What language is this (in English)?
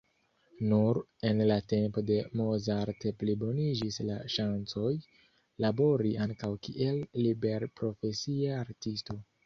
Esperanto